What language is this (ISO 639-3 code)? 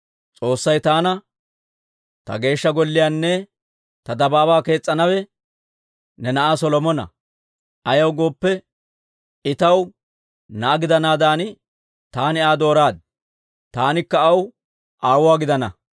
dwr